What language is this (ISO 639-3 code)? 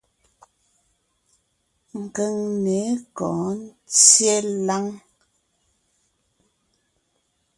nnh